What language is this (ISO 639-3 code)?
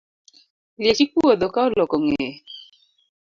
luo